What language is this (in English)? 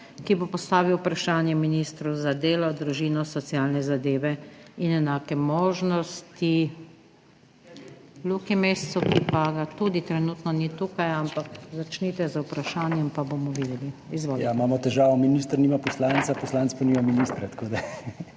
Slovenian